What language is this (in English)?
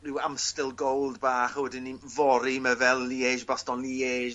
Welsh